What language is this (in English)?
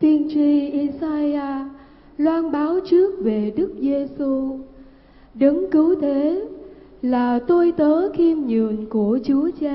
Vietnamese